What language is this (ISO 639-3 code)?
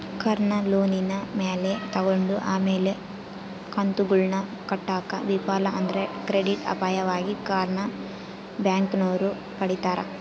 kan